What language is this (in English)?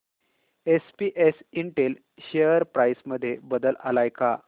Marathi